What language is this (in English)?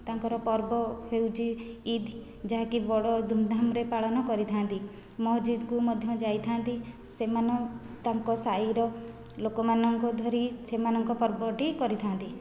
Odia